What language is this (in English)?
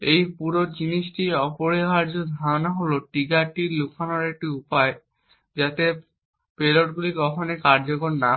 Bangla